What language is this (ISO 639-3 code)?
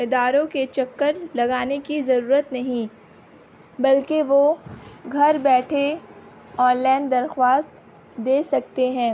urd